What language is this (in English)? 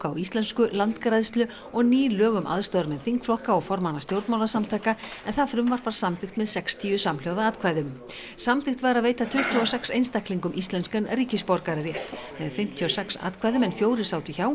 Icelandic